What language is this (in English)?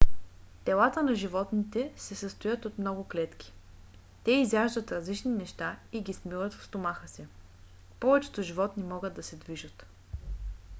Bulgarian